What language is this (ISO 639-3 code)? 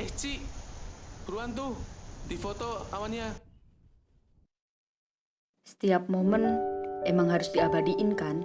ind